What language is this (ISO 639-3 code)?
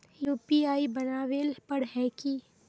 mag